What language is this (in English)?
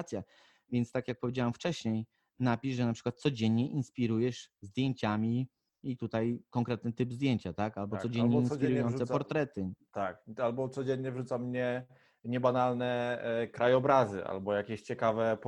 Polish